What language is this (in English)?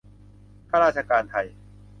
Thai